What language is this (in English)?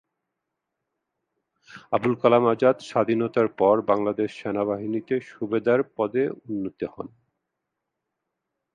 Bangla